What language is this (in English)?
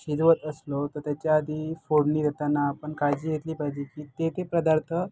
Marathi